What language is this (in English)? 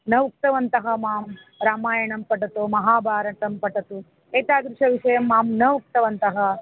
Sanskrit